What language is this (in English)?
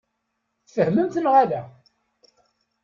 Kabyle